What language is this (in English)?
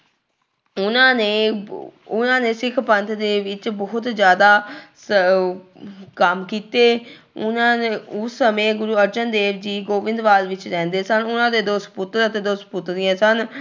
Punjabi